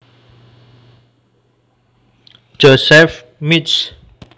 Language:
Javanese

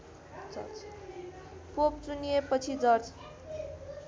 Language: Nepali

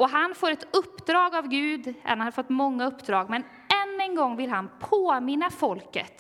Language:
Swedish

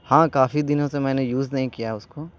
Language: Urdu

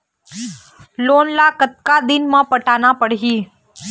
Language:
Chhattisgarhi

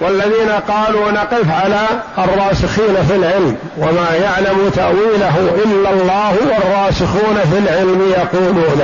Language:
Arabic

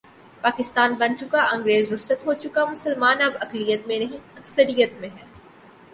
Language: Urdu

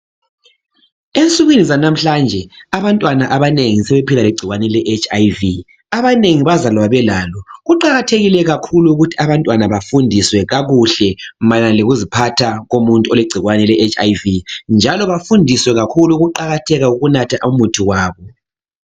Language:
North Ndebele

